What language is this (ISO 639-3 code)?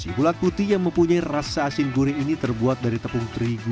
ind